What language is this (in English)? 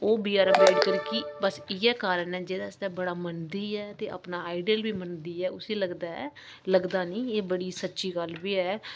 Dogri